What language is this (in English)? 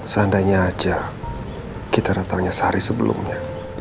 Indonesian